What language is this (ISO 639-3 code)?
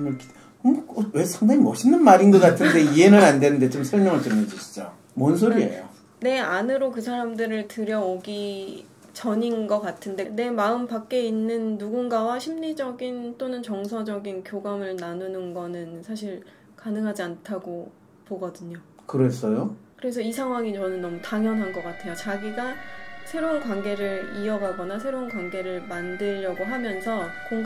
kor